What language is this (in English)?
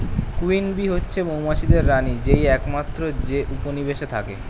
Bangla